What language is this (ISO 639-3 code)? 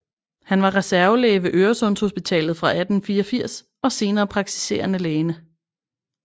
dan